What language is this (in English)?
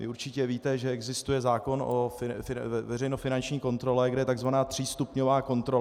Czech